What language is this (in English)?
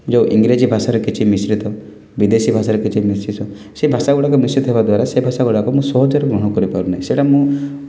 Odia